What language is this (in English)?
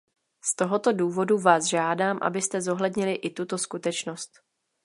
Czech